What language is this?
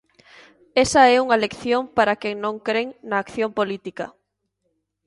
Galician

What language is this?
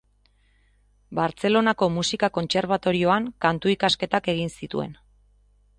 Basque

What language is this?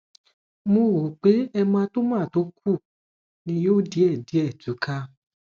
Yoruba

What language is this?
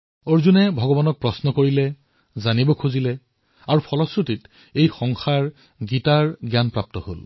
Assamese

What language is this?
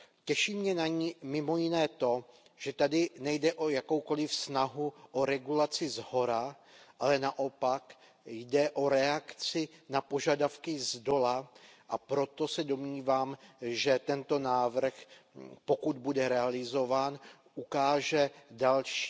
Czech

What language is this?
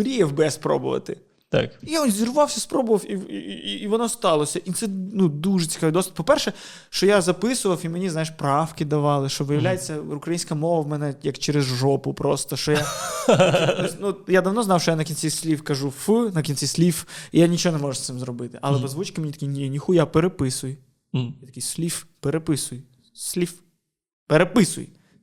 Ukrainian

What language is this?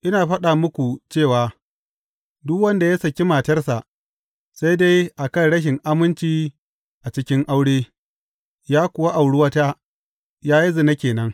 Hausa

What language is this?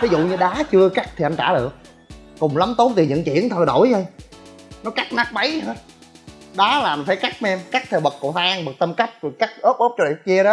Vietnamese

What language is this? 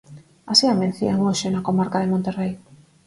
Galician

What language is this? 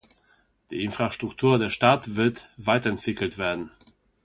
German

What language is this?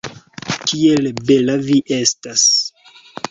Esperanto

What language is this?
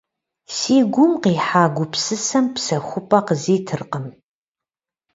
Kabardian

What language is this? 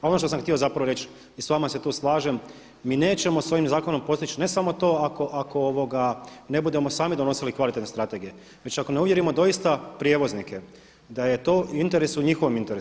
Croatian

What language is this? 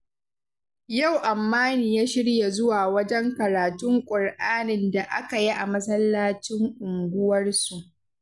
Hausa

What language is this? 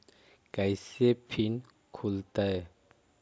Magahi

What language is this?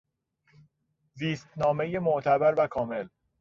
Persian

